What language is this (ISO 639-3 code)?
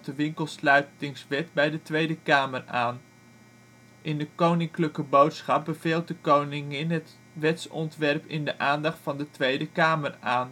nld